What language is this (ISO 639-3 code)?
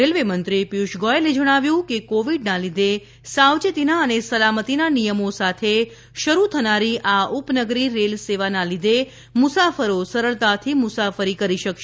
guj